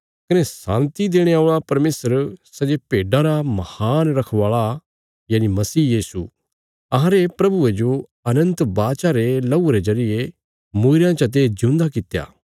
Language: Bilaspuri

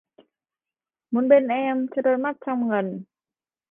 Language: Vietnamese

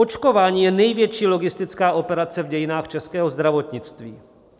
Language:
Czech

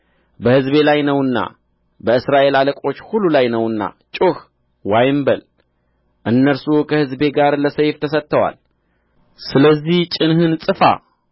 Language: Amharic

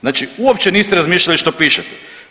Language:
Croatian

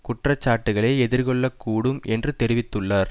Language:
Tamil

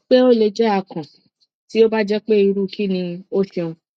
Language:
Yoruba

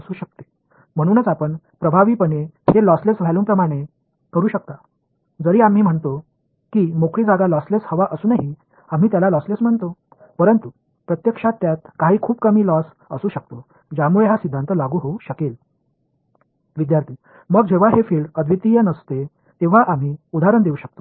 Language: Tamil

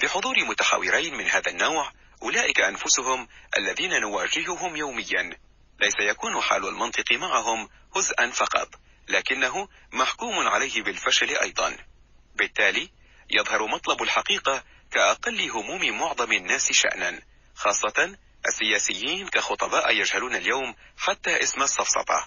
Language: Arabic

